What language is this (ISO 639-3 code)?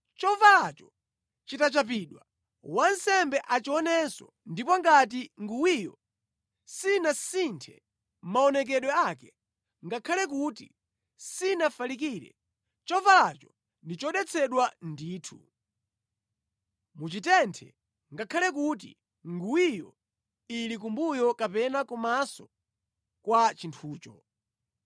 nya